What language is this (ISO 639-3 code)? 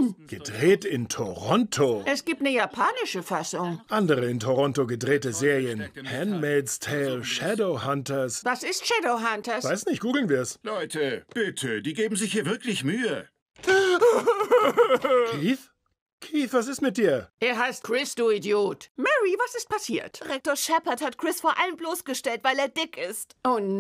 deu